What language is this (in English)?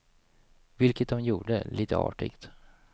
Swedish